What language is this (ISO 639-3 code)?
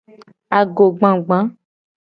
gej